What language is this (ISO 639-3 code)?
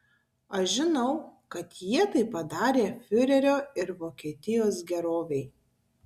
lit